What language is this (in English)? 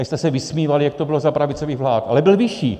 Czech